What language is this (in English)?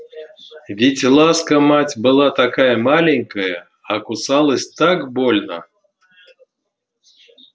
Russian